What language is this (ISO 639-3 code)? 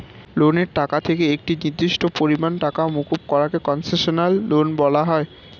ben